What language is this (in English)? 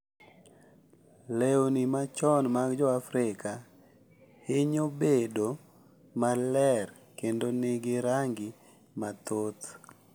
Luo (Kenya and Tanzania)